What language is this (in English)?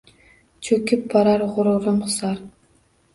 Uzbek